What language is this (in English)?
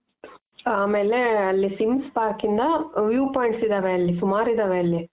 Kannada